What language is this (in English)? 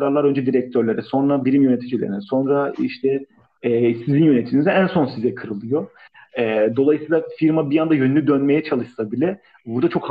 Turkish